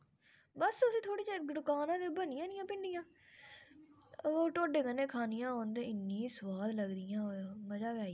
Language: Dogri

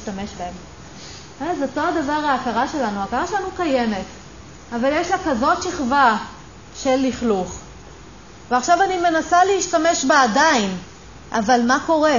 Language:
Hebrew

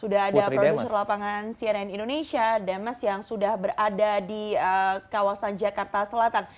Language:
Indonesian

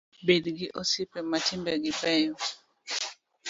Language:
Luo (Kenya and Tanzania)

